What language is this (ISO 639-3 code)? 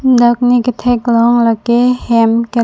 mjw